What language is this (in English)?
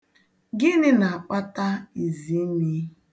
Igbo